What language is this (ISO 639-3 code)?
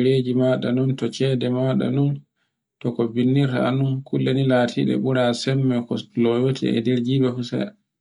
fue